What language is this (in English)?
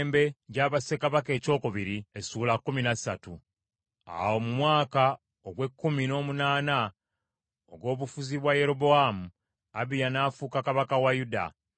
Ganda